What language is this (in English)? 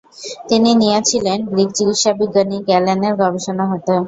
Bangla